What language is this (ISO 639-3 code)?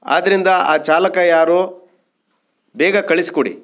kan